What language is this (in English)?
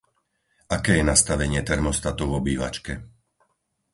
Slovak